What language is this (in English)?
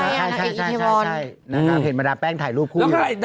Thai